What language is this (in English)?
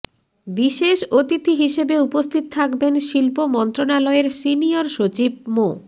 Bangla